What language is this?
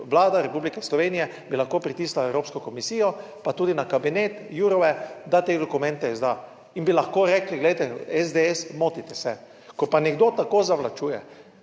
Slovenian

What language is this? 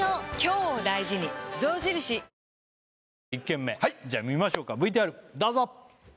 Japanese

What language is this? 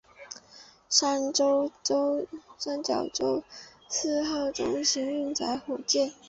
Chinese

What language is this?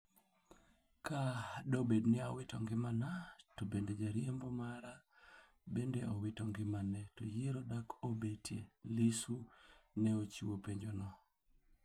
Luo (Kenya and Tanzania)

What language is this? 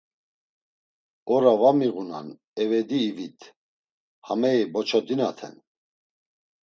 Laz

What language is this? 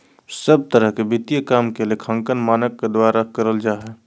Magahi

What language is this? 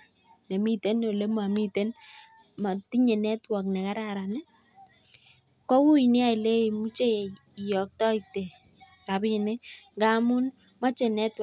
Kalenjin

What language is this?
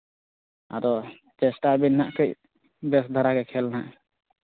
Santali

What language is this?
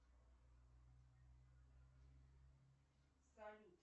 Russian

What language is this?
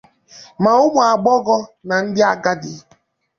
Igbo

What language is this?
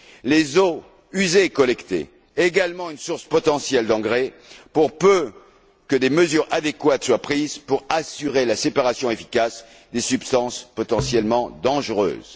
French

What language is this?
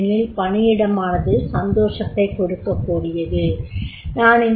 Tamil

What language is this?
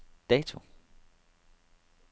Danish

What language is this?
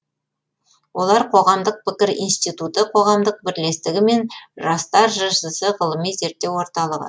Kazakh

